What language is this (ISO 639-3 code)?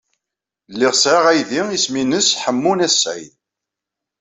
kab